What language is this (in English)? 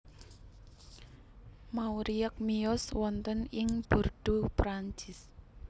Javanese